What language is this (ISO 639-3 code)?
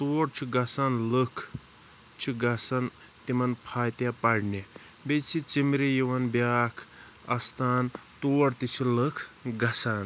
kas